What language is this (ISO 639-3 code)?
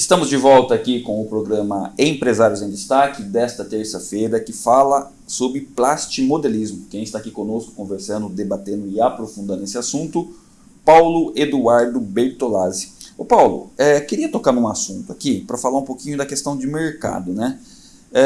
por